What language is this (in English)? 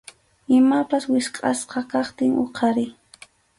Arequipa-La Unión Quechua